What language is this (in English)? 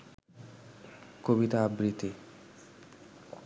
Bangla